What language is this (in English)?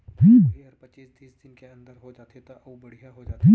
Chhattisgarhi